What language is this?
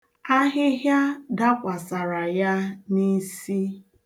Igbo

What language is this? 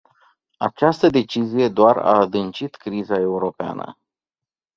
Romanian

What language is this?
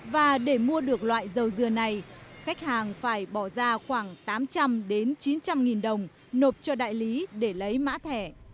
Vietnamese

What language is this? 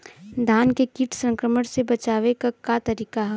Bhojpuri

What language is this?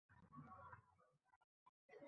Uzbek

